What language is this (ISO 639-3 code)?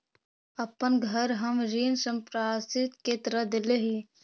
mag